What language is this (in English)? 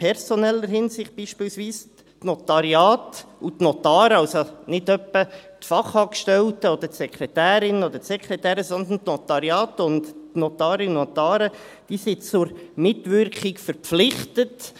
Swiss German